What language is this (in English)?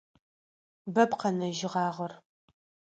Adyghe